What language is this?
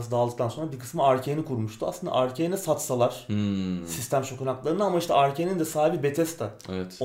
Turkish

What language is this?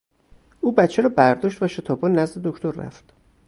Persian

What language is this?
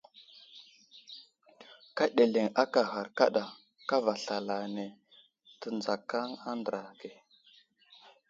Wuzlam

